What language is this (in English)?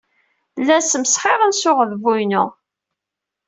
Kabyle